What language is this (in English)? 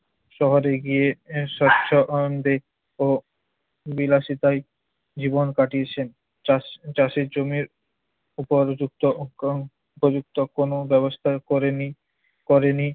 Bangla